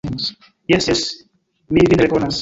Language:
Esperanto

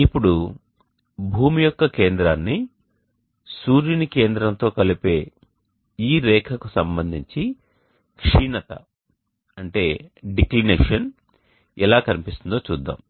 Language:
Telugu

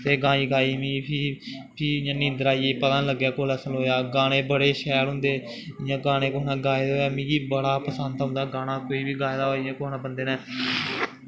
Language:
Dogri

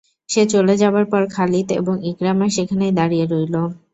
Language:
Bangla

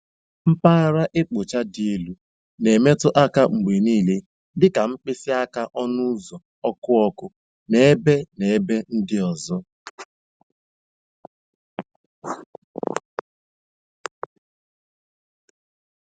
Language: Igbo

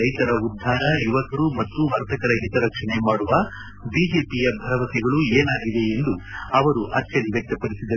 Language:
Kannada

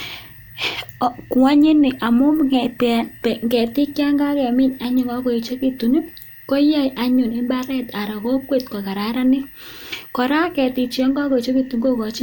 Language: Kalenjin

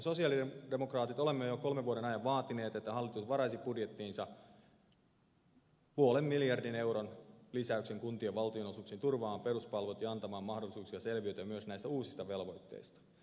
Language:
Finnish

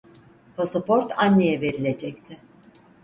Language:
Turkish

